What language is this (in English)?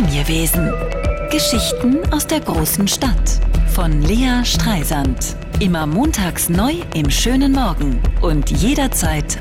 German